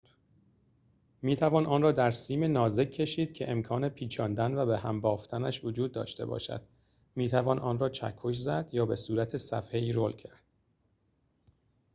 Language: Persian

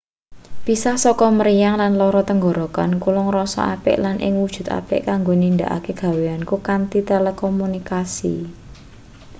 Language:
Javanese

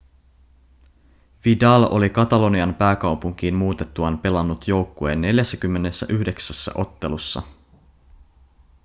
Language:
Finnish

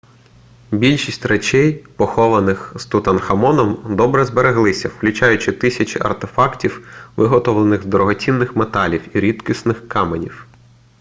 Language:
Ukrainian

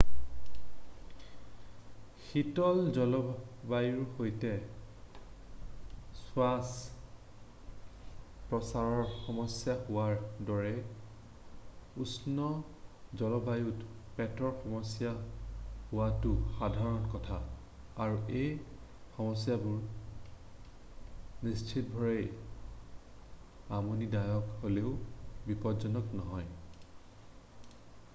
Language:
Assamese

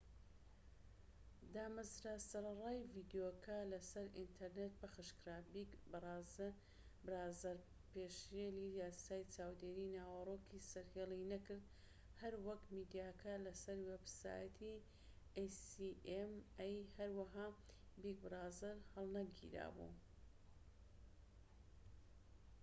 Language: Central Kurdish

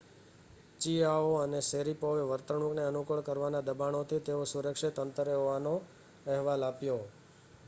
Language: Gujarati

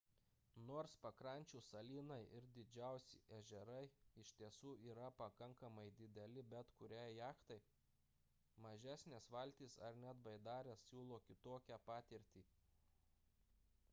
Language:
Lithuanian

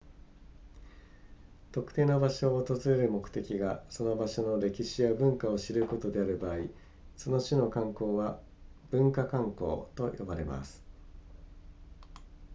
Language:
Japanese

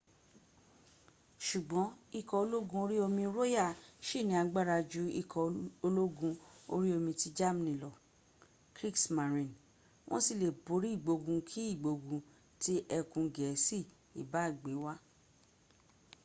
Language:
Yoruba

